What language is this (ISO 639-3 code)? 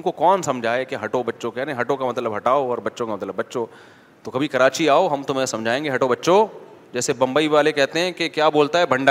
urd